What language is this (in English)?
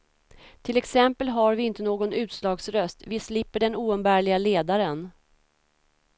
Swedish